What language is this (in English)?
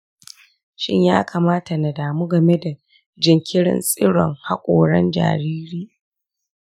Hausa